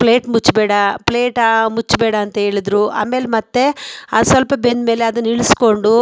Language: Kannada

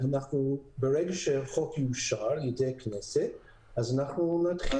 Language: Hebrew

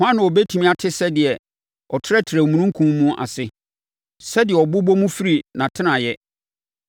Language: Akan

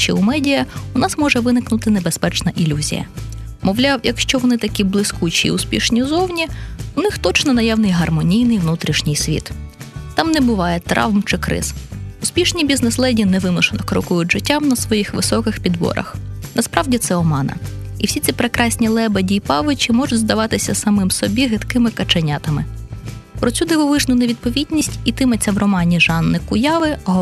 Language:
Ukrainian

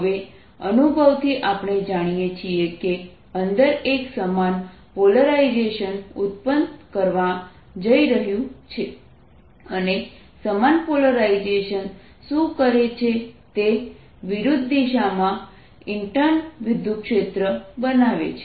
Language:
Gujarati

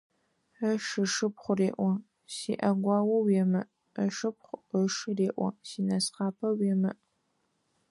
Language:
Adyghe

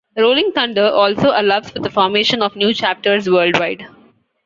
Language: English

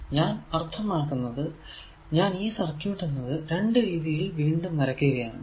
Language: Malayalam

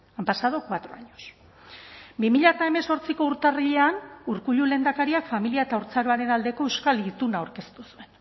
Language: Basque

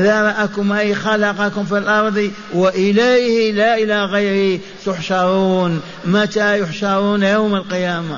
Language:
Arabic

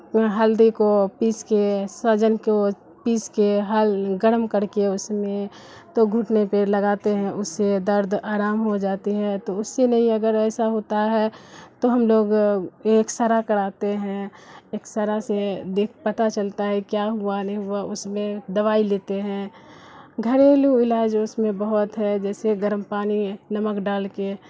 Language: Urdu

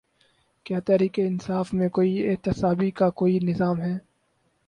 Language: Urdu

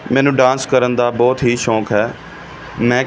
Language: Punjabi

